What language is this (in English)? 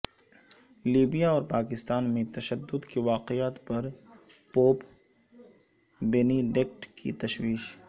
Urdu